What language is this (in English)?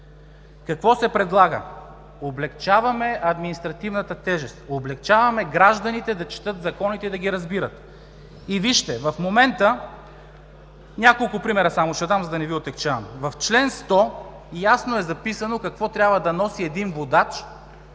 Bulgarian